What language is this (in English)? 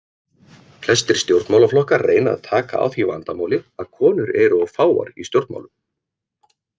Icelandic